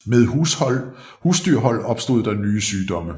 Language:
Danish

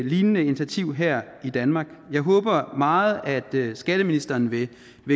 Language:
Danish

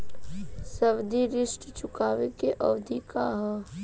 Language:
Bhojpuri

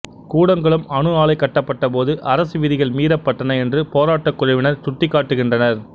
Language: Tamil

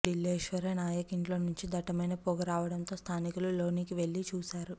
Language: Telugu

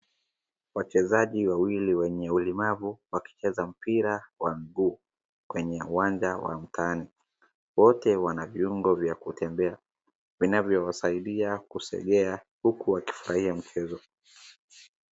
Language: Swahili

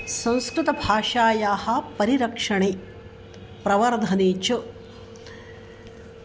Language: Sanskrit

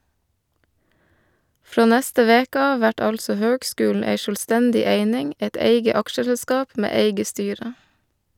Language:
Norwegian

